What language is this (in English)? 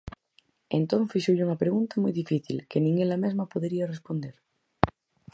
Galician